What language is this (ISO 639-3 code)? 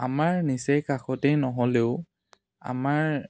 asm